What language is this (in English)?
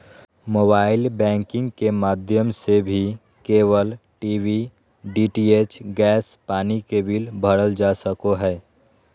Magahi